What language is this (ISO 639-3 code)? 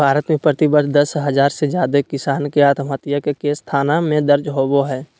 mag